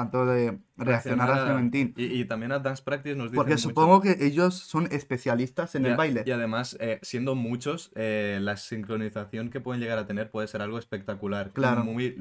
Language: Spanish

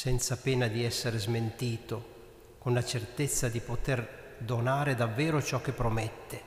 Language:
Italian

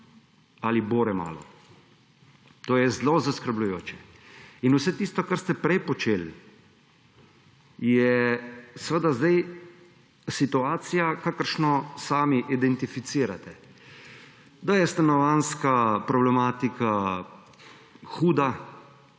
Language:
Slovenian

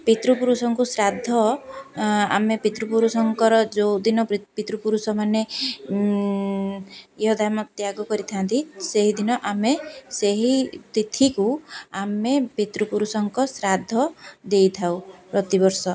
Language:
Odia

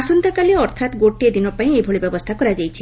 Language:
Odia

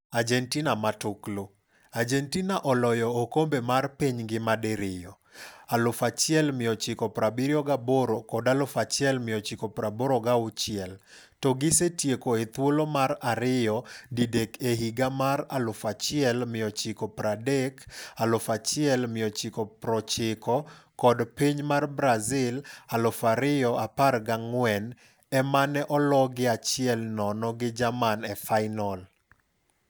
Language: Luo (Kenya and Tanzania)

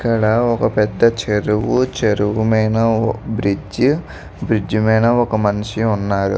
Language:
Telugu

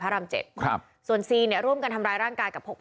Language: Thai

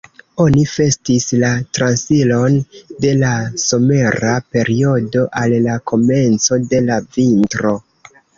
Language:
Esperanto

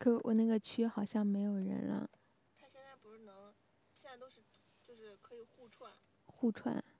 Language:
Chinese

